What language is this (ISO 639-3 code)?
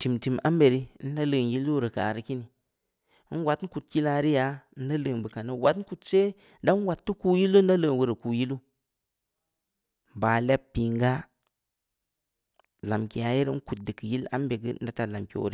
ndi